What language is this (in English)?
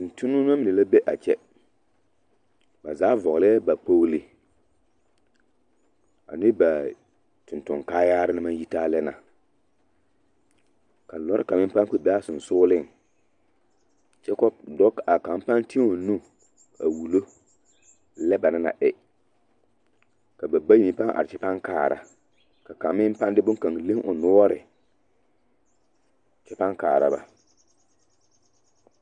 Southern Dagaare